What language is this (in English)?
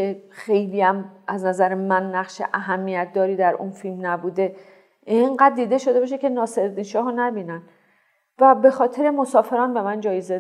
Persian